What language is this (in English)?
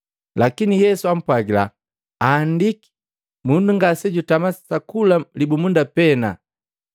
Matengo